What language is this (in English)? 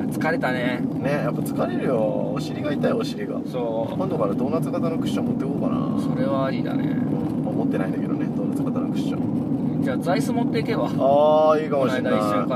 Japanese